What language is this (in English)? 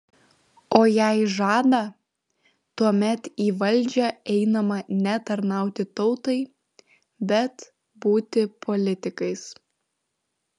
Lithuanian